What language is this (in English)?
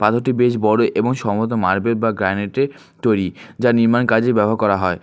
Bangla